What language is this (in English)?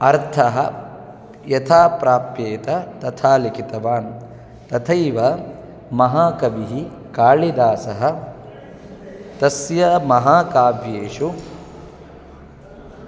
Sanskrit